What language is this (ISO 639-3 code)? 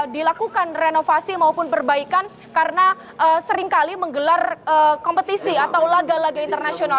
ind